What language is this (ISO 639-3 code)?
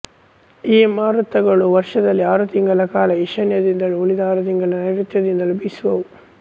kan